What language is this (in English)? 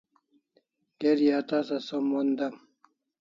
Kalasha